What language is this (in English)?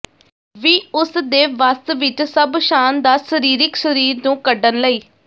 Punjabi